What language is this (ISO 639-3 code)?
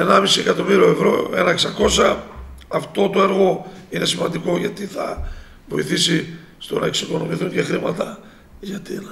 ell